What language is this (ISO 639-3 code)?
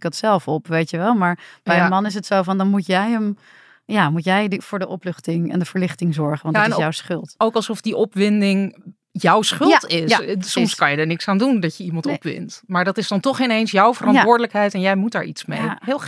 nld